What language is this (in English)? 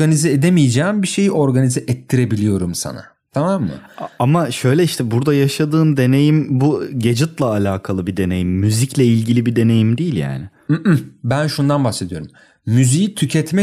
Turkish